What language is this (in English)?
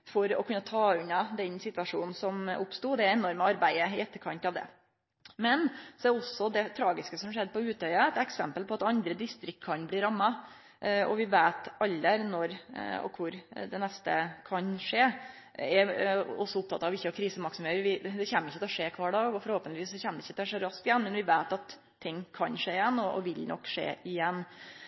Norwegian Nynorsk